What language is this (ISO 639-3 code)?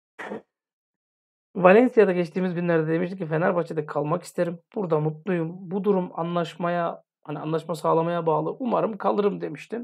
tur